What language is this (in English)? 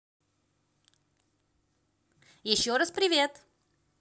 Russian